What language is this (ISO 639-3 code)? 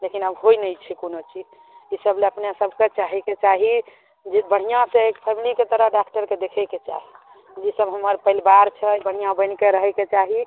mai